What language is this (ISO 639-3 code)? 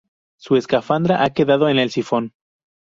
spa